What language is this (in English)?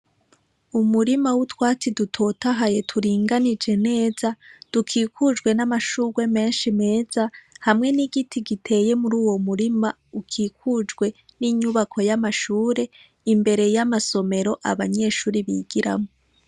Rundi